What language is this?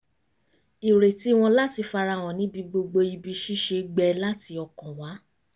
Yoruba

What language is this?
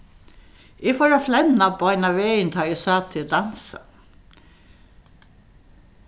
Faroese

